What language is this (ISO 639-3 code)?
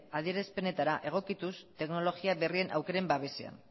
eus